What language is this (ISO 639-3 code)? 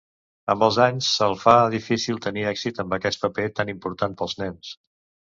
cat